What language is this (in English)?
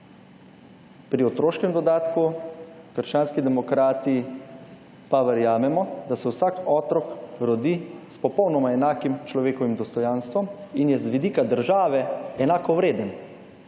Slovenian